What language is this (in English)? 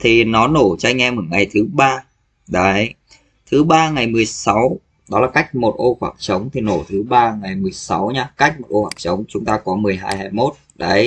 Vietnamese